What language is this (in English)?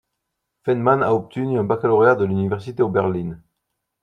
French